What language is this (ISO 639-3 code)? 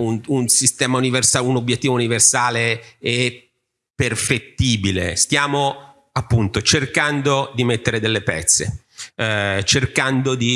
ita